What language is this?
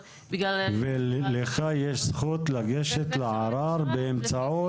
Hebrew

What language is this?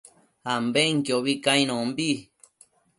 Matsés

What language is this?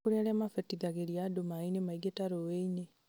Kikuyu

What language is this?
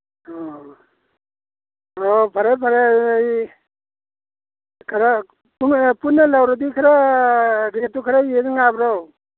Manipuri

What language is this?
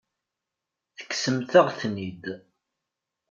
Kabyle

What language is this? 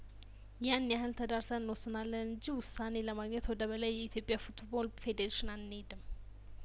Amharic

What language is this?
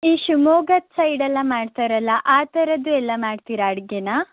Kannada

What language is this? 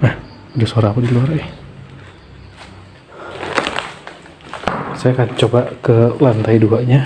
Indonesian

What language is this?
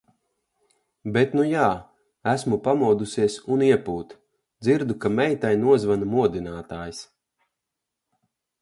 Latvian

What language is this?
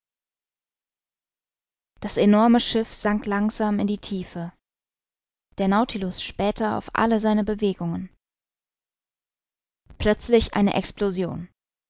German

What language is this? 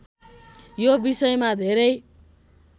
Nepali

